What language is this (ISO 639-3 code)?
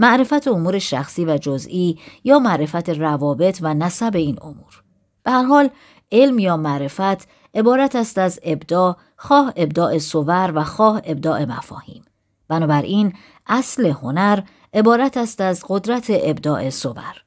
fas